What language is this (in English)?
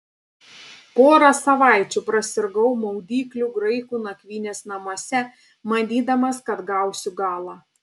Lithuanian